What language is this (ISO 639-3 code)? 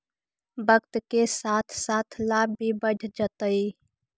mag